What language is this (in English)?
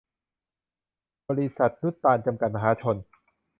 Thai